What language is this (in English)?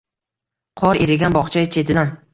Uzbek